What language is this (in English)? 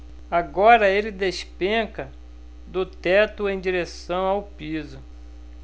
Portuguese